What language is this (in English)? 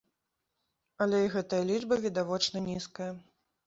Belarusian